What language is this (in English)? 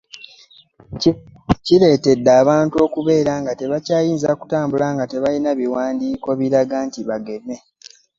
Ganda